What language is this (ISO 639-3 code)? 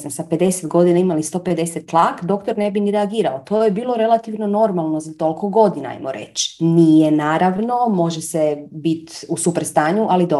hrv